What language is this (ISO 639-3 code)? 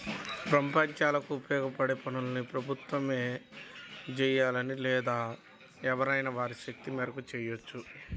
tel